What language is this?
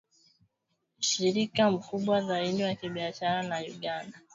Swahili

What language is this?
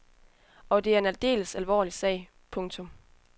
Danish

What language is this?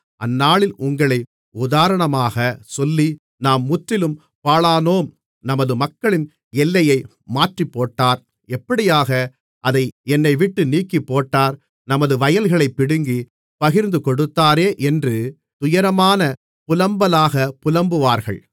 Tamil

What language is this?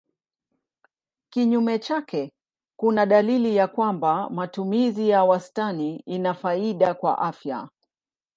Swahili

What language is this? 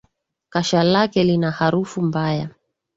Swahili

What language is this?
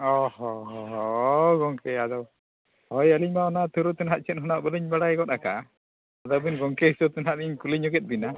Santali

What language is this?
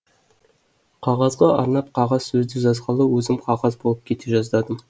Kazakh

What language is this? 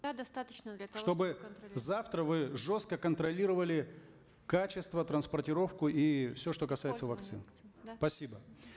Kazakh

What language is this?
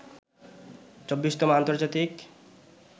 Bangla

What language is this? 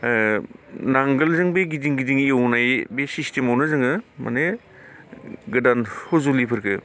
Bodo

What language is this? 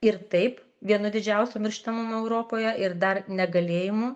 Lithuanian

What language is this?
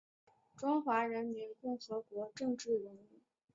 Chinese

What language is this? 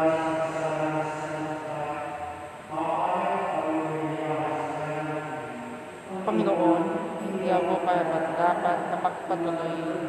Filipino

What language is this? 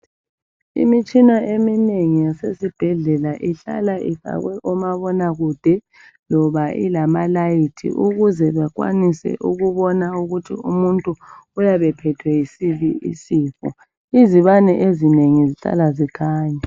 North Ndebele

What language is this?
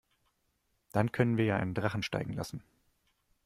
German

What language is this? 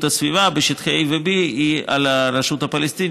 Hebrew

